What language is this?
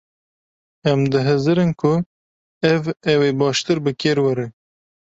Kurdish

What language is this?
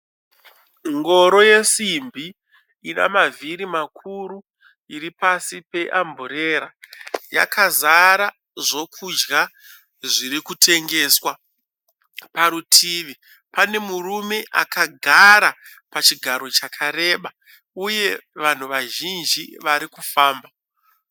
Shona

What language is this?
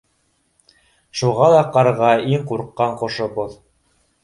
Bashkir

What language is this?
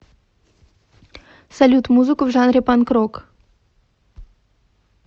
Russian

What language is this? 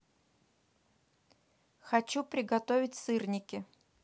Russian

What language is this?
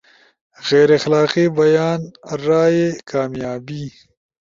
Ushojo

